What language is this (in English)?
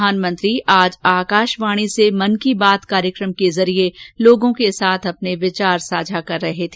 Hindi